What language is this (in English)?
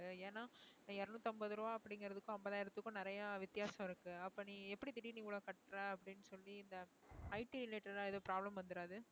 Tamil